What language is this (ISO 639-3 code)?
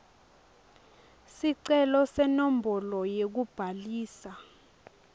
ssw